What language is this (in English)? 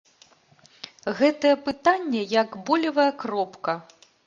Belarusian